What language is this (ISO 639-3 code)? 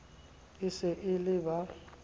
sot